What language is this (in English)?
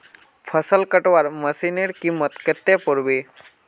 Magahi